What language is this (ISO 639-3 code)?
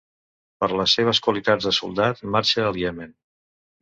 cat